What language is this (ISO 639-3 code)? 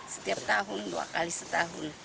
ind